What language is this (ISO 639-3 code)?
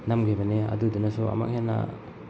mni